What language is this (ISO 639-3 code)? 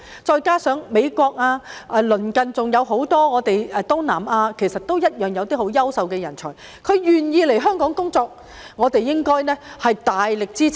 yue